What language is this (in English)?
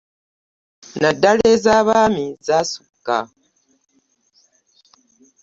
Ganda